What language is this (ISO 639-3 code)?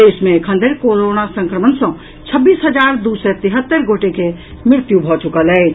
mai